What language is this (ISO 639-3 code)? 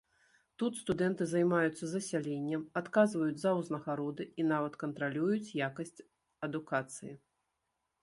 bel